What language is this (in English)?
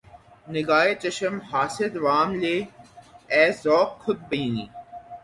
Urdu